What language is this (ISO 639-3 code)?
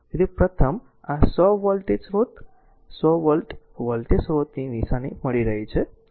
guj